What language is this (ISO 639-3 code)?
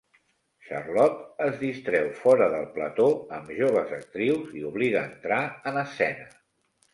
cat